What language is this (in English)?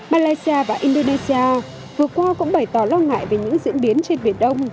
Vietnamese